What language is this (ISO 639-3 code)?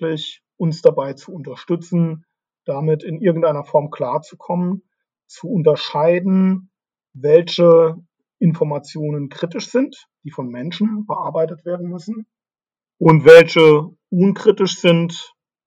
deu